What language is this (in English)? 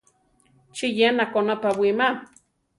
Central Tarahumara